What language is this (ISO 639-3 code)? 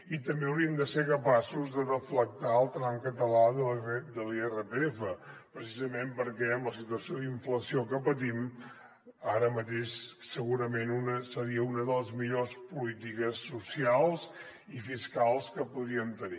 cat